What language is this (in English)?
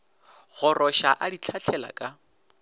Northern Sotho